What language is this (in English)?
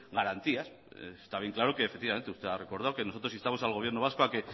Spanish